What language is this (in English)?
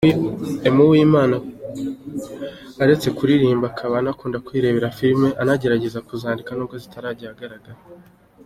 Kinyarwanda